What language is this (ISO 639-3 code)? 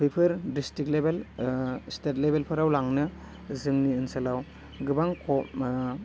brx